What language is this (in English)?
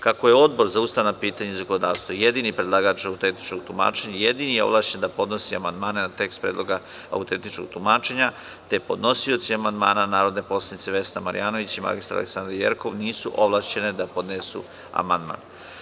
Serbian